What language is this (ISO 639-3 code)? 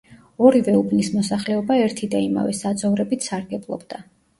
kat